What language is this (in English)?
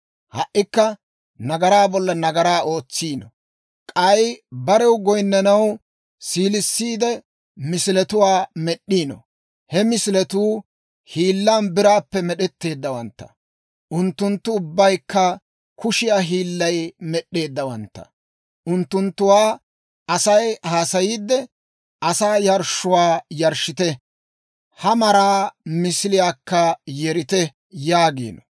Dawro